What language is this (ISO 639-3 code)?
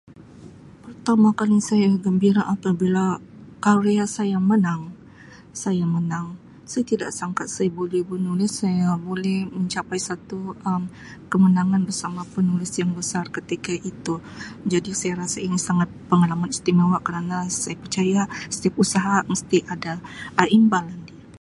msi